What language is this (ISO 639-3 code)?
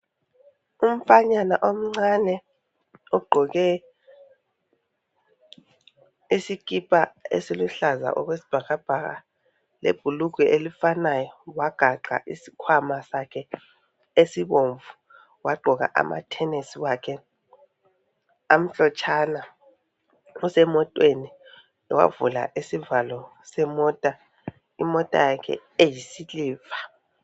nde